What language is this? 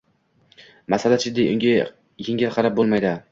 Uzbek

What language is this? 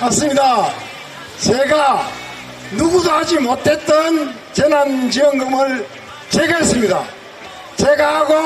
Korean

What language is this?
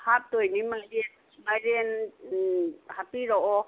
Manipuri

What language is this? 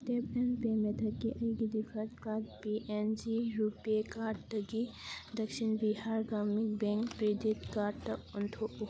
Manipuri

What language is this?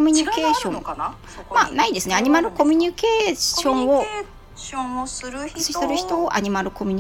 Japanese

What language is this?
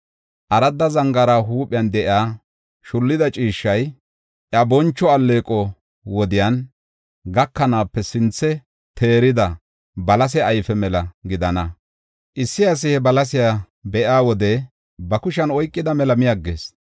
Gofa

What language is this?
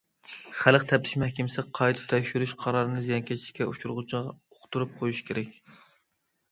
Uyghur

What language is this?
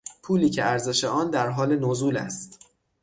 Persian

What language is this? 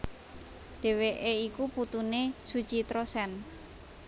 Javanese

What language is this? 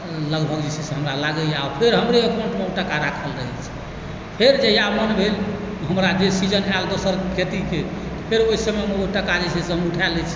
Maithili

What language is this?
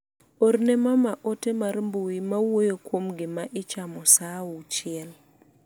Luo (Kenya and Tanzania)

